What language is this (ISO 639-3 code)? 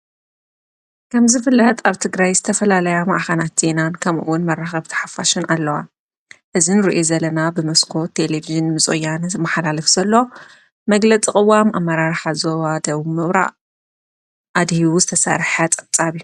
tir